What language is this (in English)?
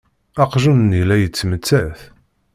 Kabyle